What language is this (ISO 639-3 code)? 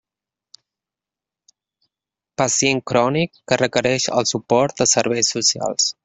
cat